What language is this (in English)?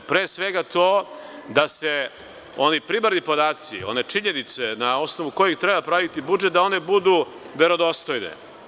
Serbian